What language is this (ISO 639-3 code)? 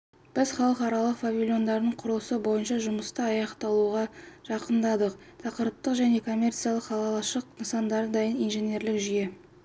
kaz